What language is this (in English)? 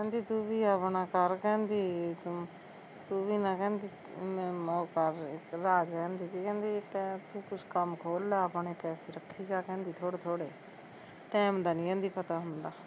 Punjabi